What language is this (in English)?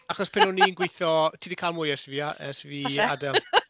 Welsh